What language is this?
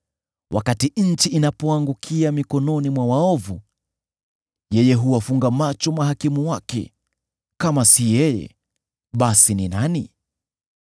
Swahili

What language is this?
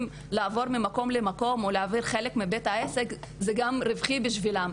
Hebrew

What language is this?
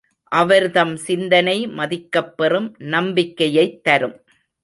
Tamil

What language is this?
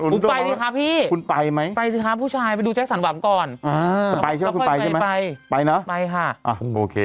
Thai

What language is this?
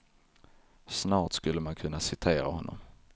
Swedish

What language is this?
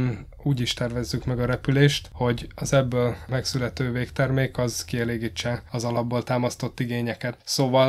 Hungarian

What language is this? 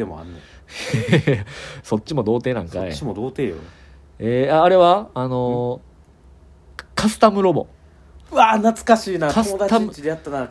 Japanese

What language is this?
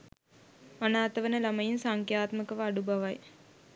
Sinhala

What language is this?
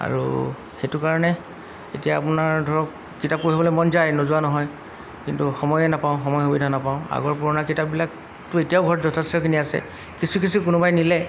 Assamese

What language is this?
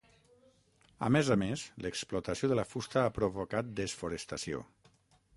Catalan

